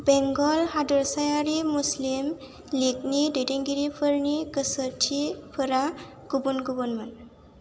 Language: Bodo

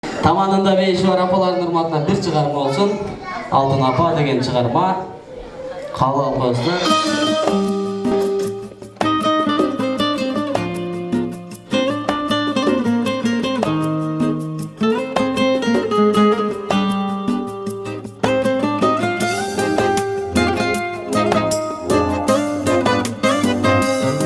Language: Turkish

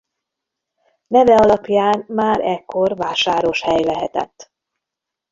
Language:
Hungarian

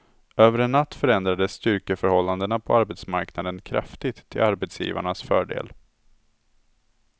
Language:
Swedish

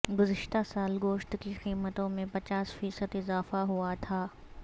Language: Urdu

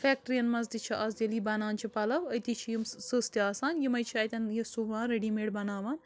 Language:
Kashmiri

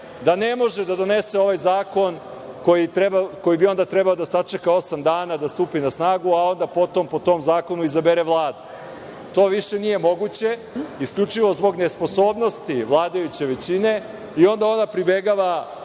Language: Serbian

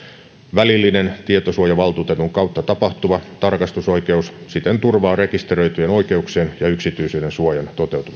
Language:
Finnish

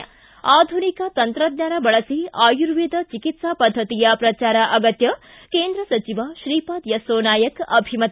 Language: Kannada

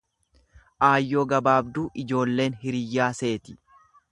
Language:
Oromo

